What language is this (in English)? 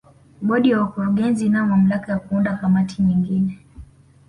Swahili